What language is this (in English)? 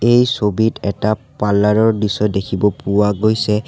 Assamese